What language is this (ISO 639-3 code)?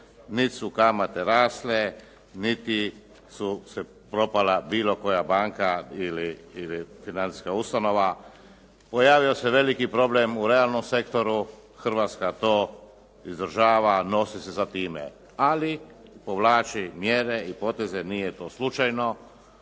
hrv